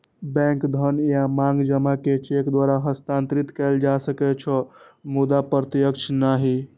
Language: Maithili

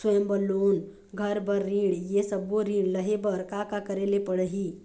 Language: Chhattisgarhi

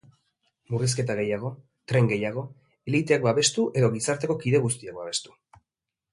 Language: Basque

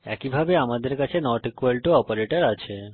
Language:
Bangla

